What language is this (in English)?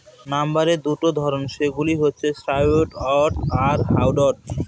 Bangla